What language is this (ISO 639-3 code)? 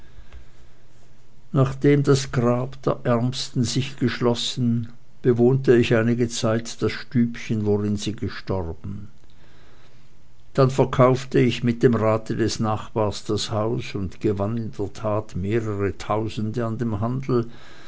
deu